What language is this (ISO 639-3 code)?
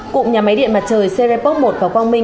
vie